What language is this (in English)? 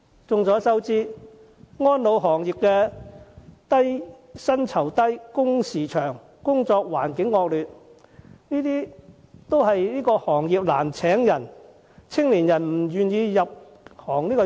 Cantonese